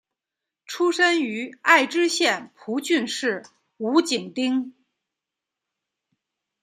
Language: Chinese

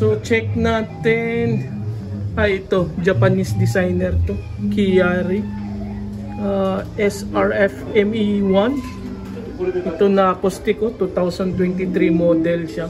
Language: Filipino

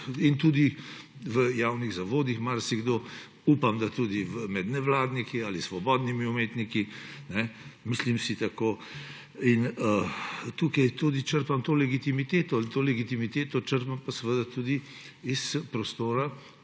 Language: Slovenian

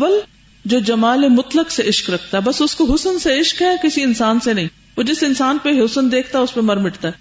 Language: Urdu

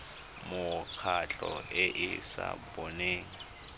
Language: Tswana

